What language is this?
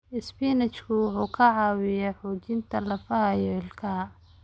Somali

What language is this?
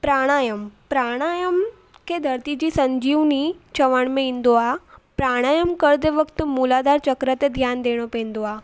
Sindhi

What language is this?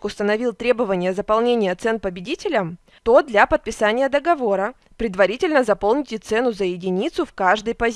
Russian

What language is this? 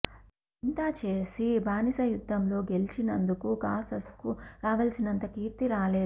Telugu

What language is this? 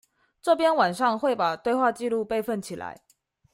Chinese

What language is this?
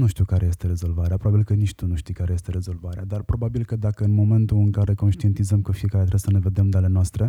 Romanian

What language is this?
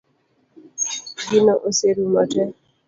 Luo (Kenya and Tanzania)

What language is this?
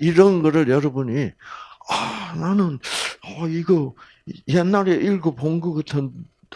Korean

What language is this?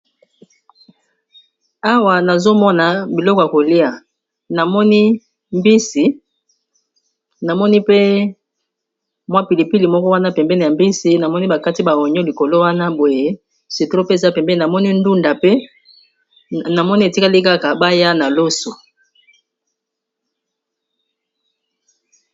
Lingala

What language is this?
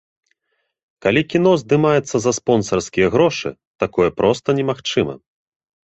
Belarusian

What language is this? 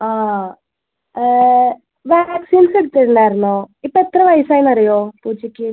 Malayalam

